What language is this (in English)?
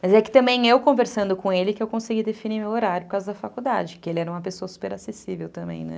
Portuguese